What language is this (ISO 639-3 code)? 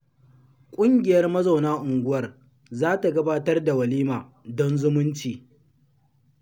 hau